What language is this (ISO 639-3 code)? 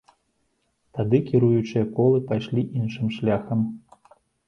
bel